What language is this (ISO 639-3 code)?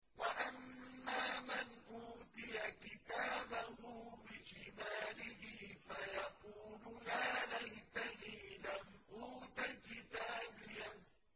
ara